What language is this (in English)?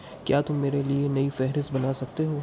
Urdu